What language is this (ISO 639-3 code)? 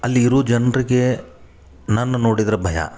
kan